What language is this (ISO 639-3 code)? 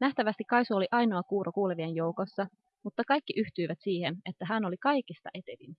fin